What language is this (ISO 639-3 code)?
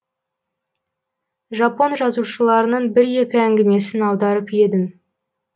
kaz